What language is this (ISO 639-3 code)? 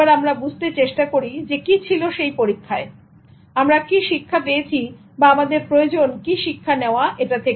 ben